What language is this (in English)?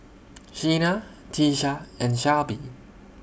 English